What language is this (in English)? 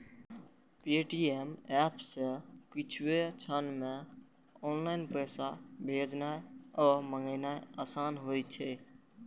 Maithili